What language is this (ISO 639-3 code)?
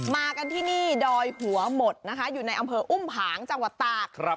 tha